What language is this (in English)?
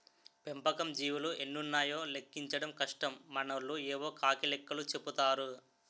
Telugu